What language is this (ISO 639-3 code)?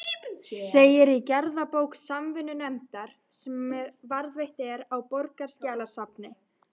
isl